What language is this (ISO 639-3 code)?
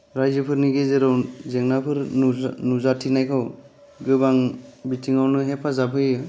brx